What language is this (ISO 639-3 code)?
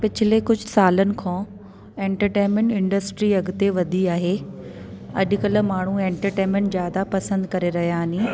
snd